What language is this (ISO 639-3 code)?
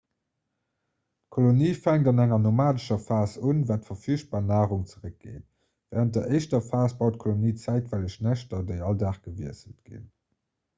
ltz